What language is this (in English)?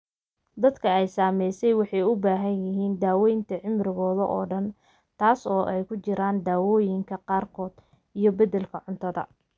Somali